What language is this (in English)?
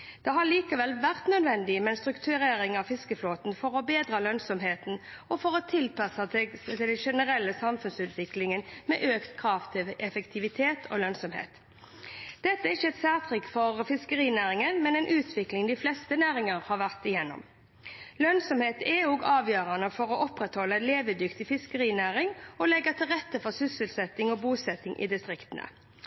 Norwegian Bokmål